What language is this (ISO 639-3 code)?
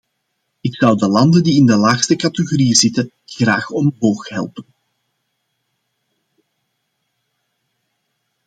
nld